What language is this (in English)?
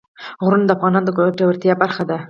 Pashto